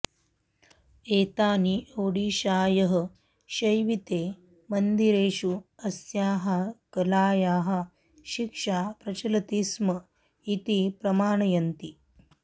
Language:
Sanskrit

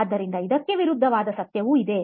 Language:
Kannada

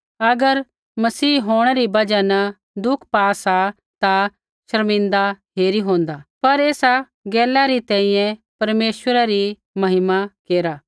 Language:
Kullu Pahari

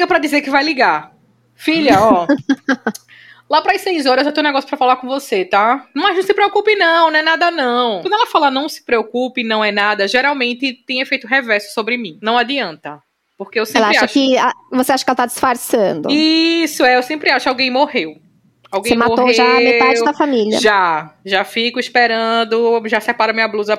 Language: Portuguese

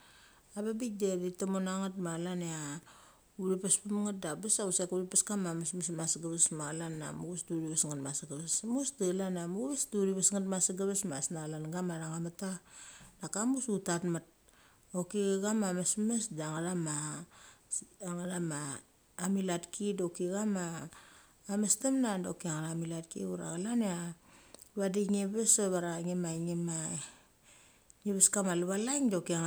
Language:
Mali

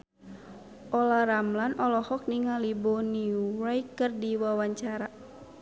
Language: Sundanese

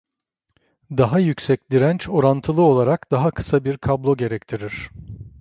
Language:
Turkish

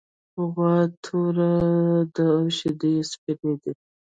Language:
Pashto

